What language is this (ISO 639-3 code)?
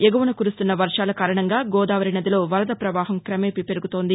tel